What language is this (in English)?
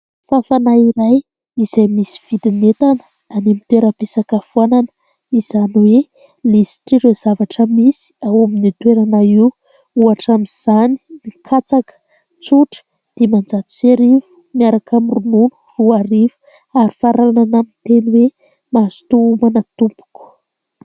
Malagasy